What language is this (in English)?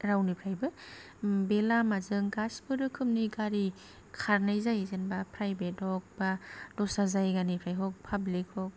Bodo